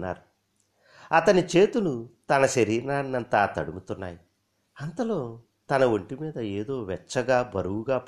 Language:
Telugu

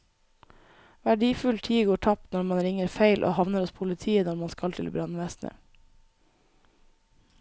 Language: Norwegian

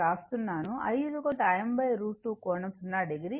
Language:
Telugu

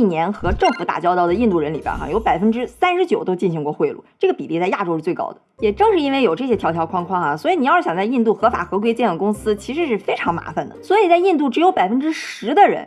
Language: Chinese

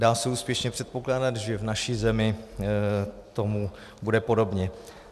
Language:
Czech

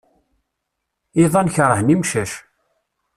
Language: Kabyle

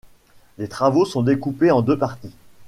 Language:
French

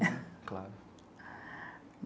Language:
Portuguese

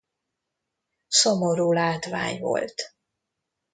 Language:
Hungarian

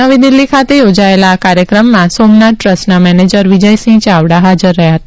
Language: Gujarati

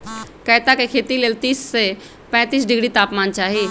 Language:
Magahi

